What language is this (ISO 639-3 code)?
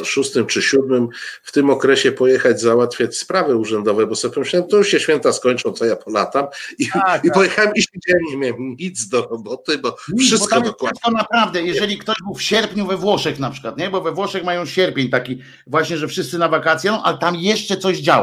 pol